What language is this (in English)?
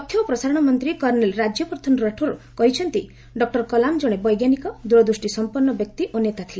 Odia